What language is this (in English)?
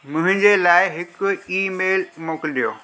Sindhi